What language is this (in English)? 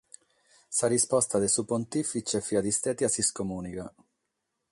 Sardinian